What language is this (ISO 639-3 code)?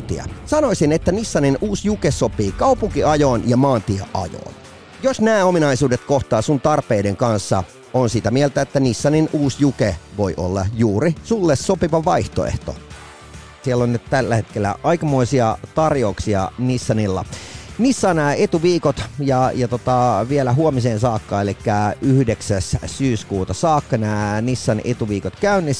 fin